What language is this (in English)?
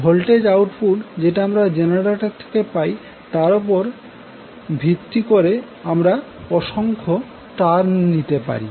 Bangla